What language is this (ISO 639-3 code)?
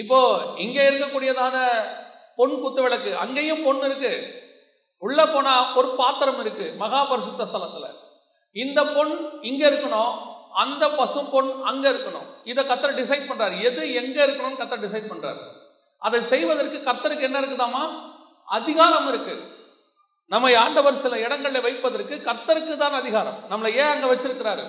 tam